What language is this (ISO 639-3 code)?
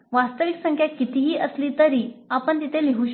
mar